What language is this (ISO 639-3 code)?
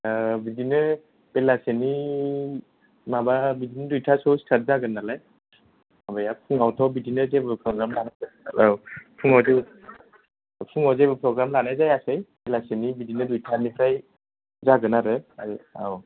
brx